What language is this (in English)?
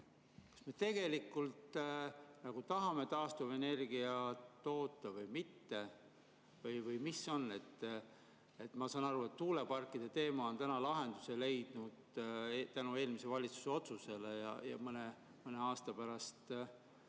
Estonian